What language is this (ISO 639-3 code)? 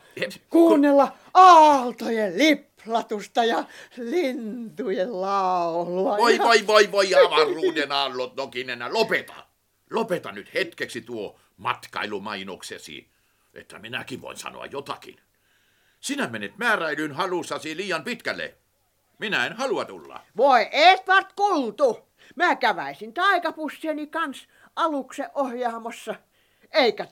fin